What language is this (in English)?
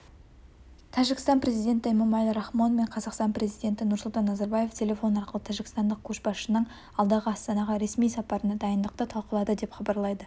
Kazakh